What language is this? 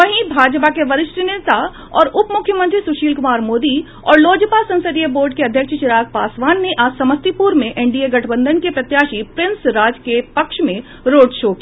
Hindi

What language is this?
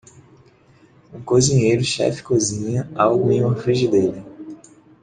Portuguese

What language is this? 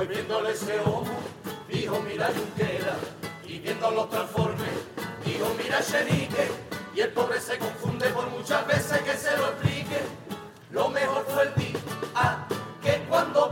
Spanish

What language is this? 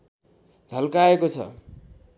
Nepali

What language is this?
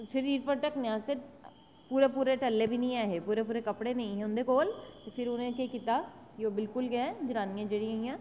Dogri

